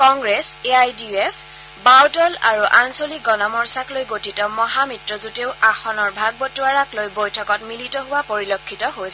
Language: Assamese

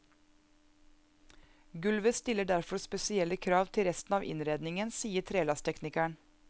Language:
Norwegian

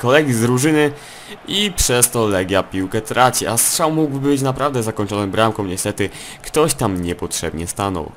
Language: Polish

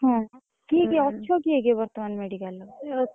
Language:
Odia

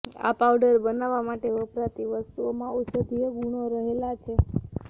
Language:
Gujarati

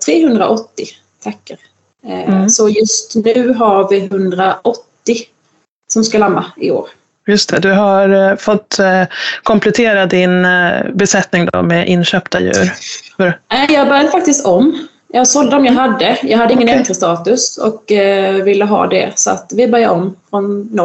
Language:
Swedish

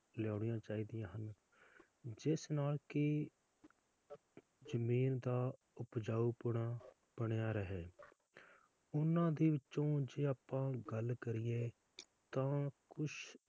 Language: Punjabi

